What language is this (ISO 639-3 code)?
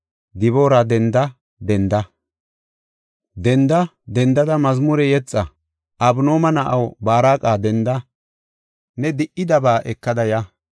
gof